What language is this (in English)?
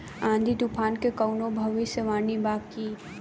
Bhojpuri